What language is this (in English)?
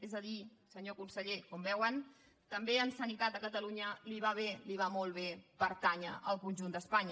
Catalan